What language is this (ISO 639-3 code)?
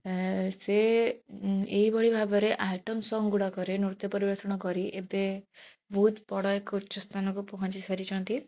ori